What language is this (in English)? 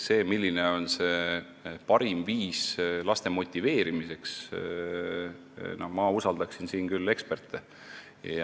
Estonian